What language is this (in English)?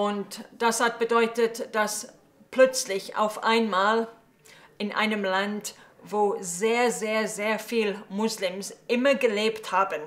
German